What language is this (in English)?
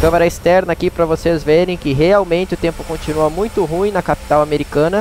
Portuguese